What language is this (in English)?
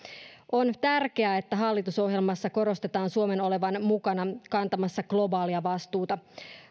Finnish